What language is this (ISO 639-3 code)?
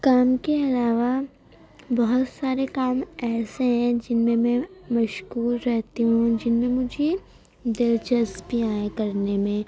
urd